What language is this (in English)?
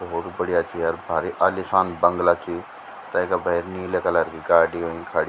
Garhwali